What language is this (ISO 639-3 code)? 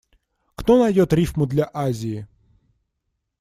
rus